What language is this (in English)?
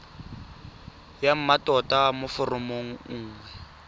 Tswana